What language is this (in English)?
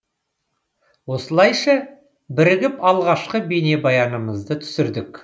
Kazakh